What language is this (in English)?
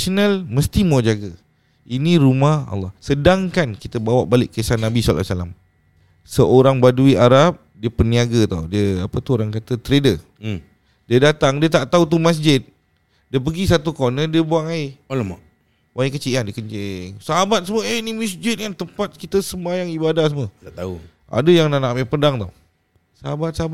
Malay